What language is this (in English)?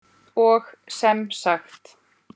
Icelandic